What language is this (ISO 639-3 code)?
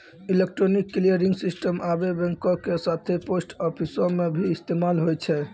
mai